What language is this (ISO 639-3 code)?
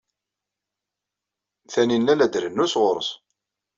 kab